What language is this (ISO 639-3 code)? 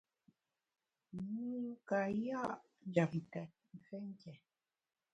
bax